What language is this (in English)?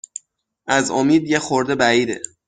Persian